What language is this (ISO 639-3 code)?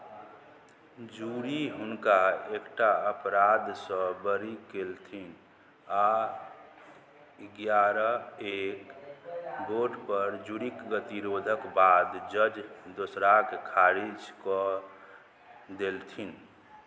mai